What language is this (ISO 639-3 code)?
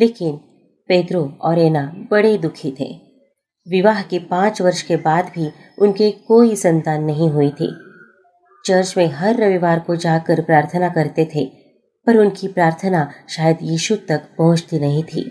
hin